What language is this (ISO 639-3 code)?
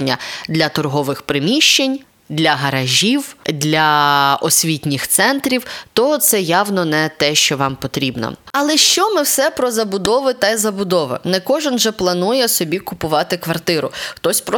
ukr